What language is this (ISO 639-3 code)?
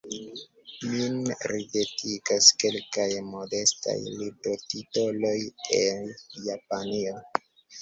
epo